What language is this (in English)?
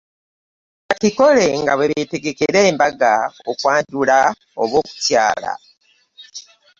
Ganda